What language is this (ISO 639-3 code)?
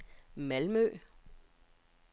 dan